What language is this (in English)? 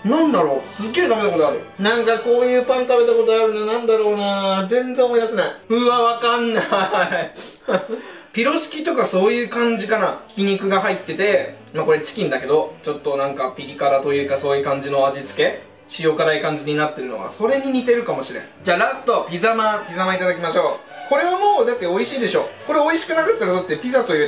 Japanese